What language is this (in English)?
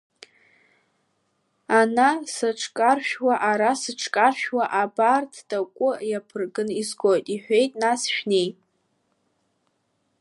Abkhazian